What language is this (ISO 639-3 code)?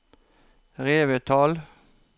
nor